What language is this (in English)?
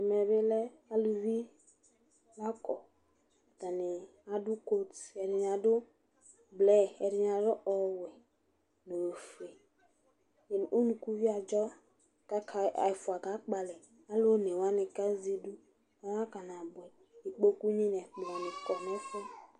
Ikposo